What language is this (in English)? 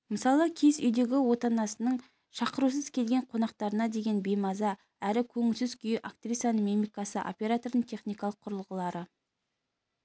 Kazakh